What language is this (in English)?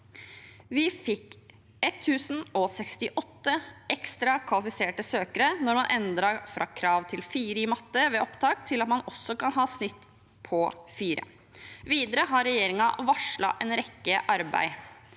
Norwegian